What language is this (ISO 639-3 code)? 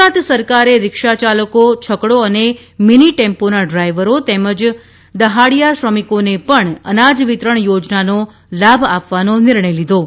guj